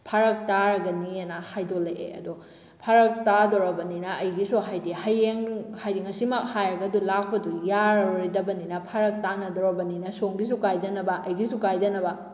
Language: Manipuri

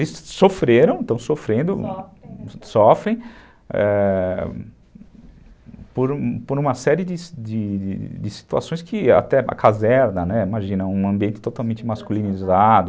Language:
Portuguese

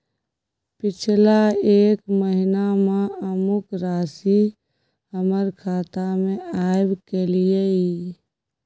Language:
Maithili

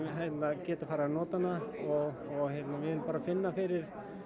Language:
Icelandic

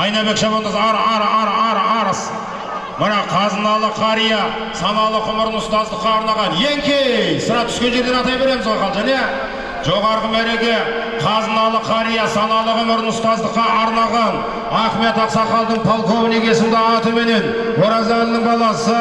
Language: Turkish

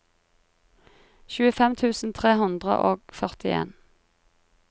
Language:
Norwegian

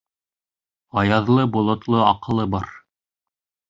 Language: Bashkir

